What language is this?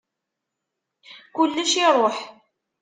Kabyle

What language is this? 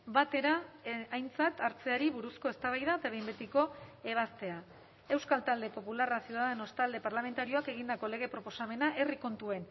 Basque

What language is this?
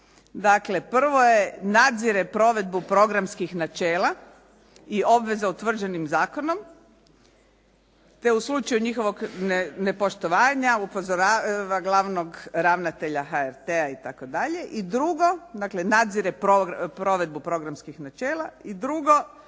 Croatian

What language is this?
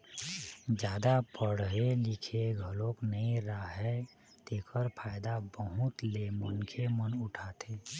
Chhattisgarhi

